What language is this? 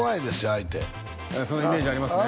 Japanese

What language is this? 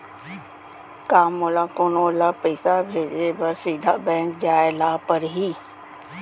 Chhattisgarhi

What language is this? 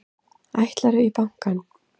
Icelandic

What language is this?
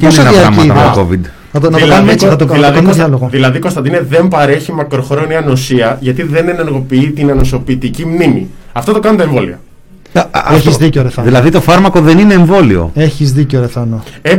Greek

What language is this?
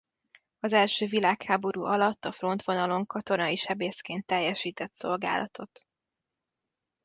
Hungarian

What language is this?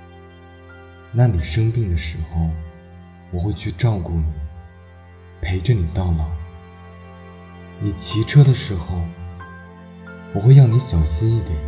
Chinese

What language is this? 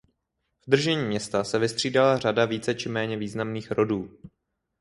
Czech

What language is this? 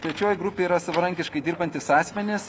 Lithuanian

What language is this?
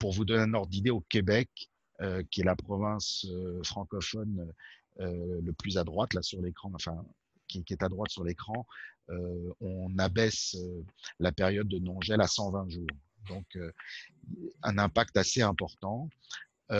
French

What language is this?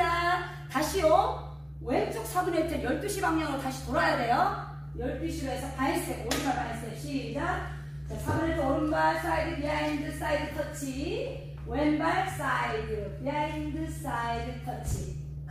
Korean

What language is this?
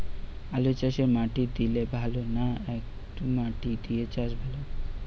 Bangla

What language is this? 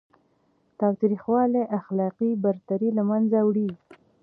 Pashto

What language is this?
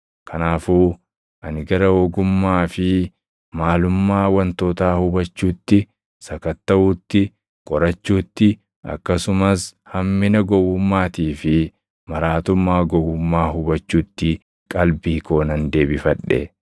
Oromo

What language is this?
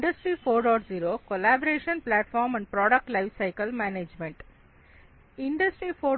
Kannada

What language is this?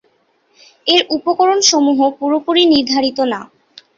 Bangla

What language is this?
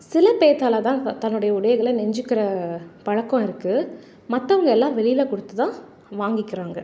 Tamil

